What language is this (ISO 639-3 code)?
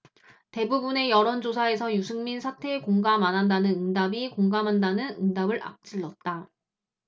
kor